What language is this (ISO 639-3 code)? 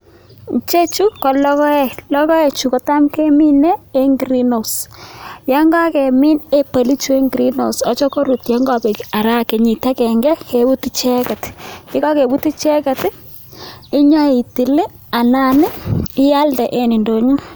kln